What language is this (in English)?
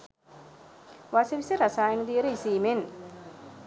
Sinhala